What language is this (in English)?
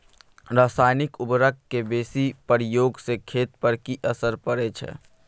Maithili